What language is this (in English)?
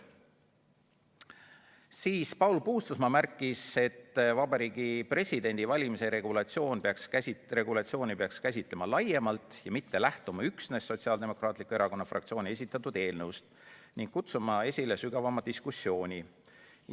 Estonian